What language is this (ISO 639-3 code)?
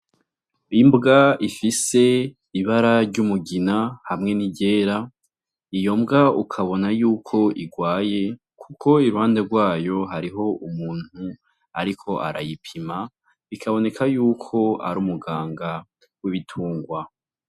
run